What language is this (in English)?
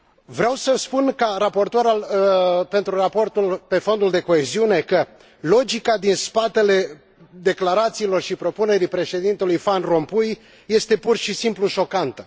Romanian